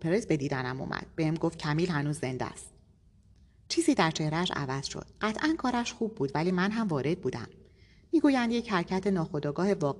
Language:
Persian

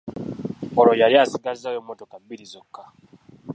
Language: Ganda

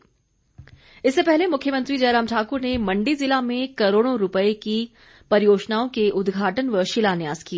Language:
Hindi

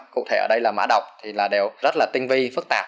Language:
Vietnamese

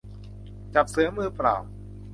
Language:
Thai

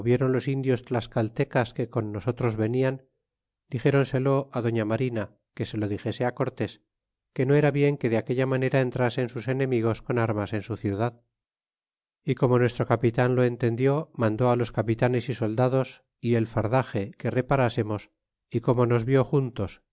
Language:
Spanish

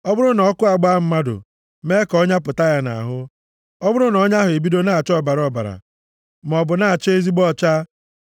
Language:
Igbo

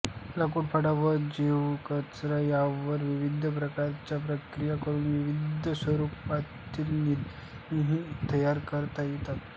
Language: Marathi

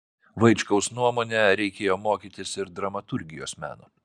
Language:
Lithuanian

